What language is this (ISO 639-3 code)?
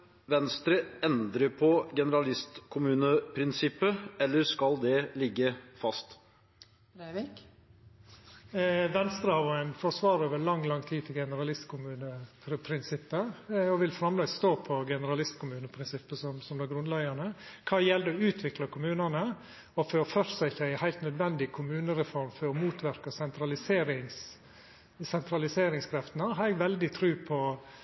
nno